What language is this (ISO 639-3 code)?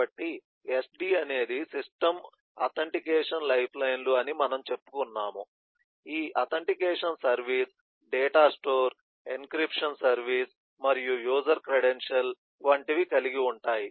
tel